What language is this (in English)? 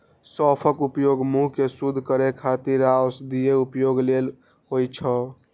Maithili